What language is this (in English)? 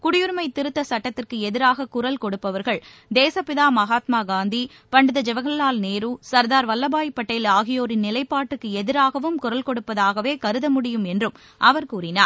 Tamil